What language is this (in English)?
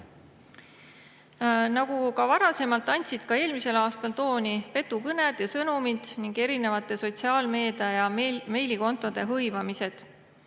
Estonian